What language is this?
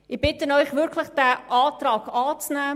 Swiss German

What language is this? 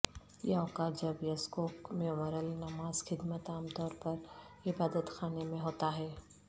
Urdu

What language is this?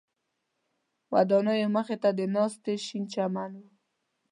Pashto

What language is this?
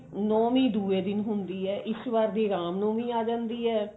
Punjabi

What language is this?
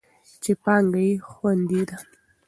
Pashto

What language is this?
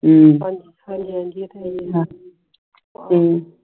Punjabi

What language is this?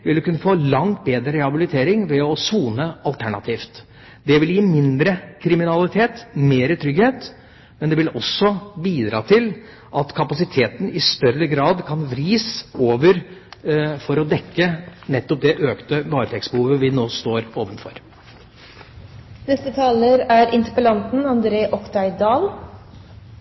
Norwegian Bokmål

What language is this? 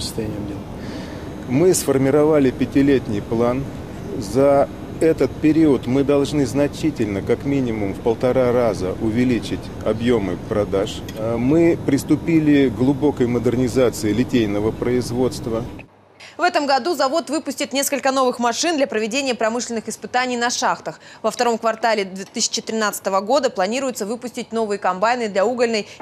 Russian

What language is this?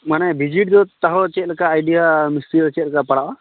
Santali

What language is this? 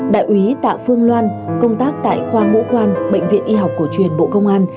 Vietnamese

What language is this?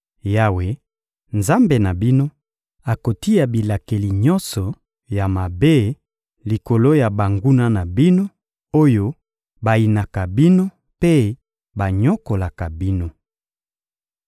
Lingala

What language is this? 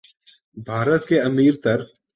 Urdu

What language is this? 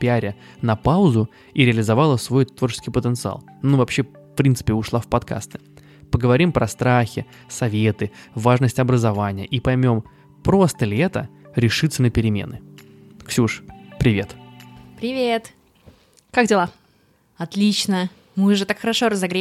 Russian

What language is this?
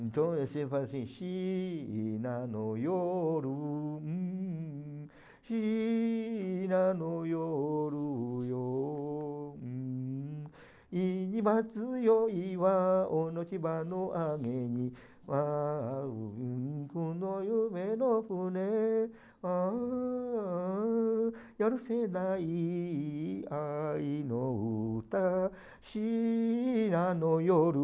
Portuguese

